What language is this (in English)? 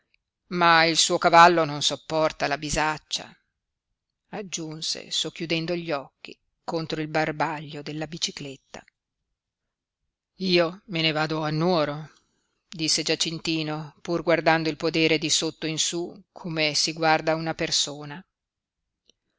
Italian